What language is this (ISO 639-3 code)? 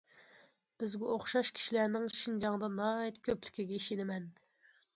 uig